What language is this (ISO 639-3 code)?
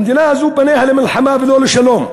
heb